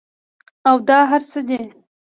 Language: Pashto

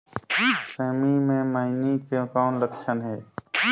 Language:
Chhattisgarhi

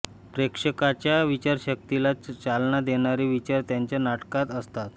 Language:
Marathi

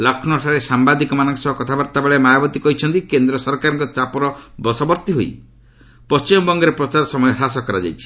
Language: Odia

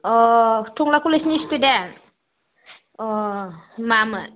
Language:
Bodo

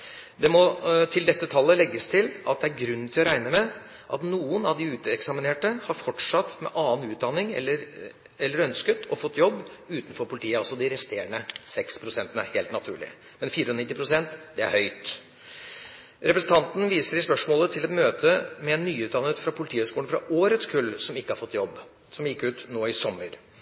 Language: Norwegian Bokmål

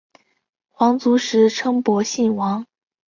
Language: Chinese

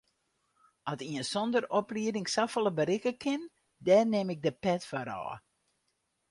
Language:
Western Frisian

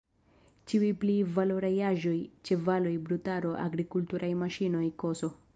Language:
Esperanto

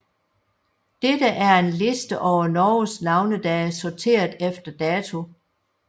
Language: Danish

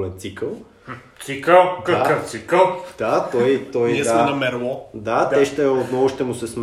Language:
Bulgarian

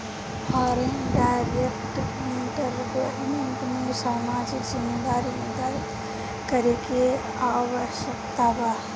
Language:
Bhojpuri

